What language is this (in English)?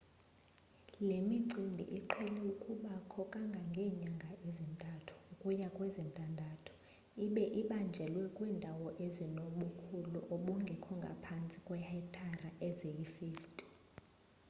Xhosa